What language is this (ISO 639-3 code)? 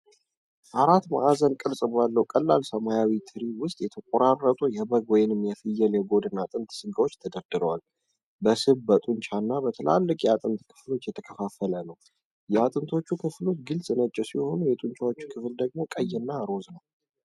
amh